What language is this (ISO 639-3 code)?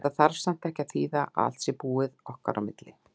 isl